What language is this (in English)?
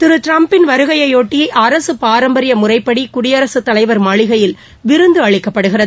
Tamil